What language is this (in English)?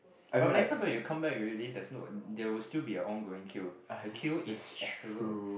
English